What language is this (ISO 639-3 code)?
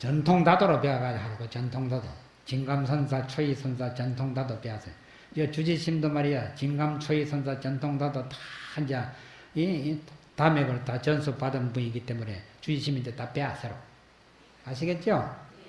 kor